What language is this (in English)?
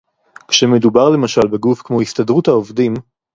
Hebrew